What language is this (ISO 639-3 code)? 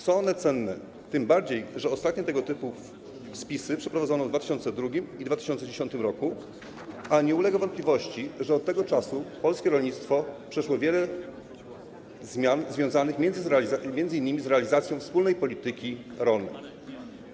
pol